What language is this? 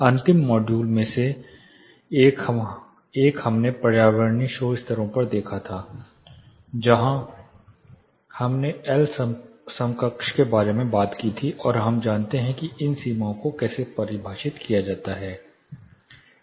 Hindi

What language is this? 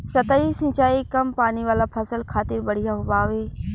Bhojpuri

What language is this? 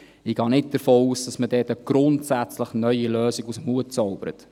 Swiss German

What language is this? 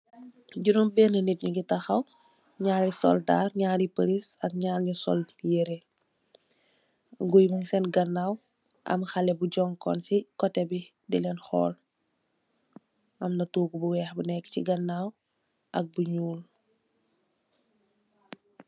Wolof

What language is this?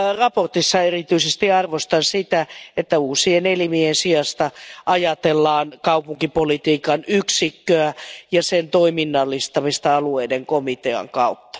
Finnish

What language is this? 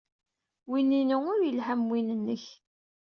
Kabyle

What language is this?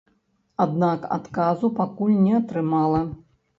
Belarusian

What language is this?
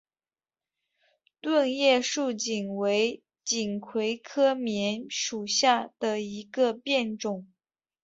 Chinese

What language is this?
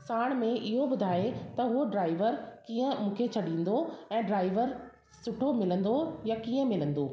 Sindhi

